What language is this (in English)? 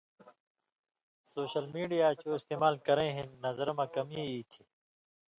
Indus Kohistani